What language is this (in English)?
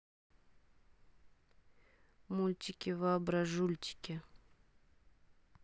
Russian